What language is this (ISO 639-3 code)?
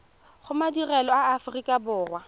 tsn